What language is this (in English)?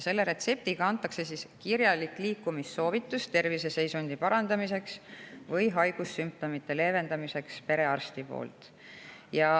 Estonian